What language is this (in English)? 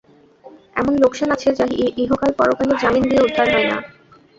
Bangla